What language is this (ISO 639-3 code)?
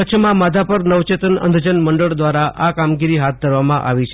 guj